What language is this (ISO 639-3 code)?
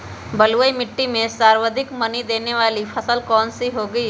mag